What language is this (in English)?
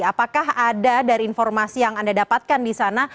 Indonesian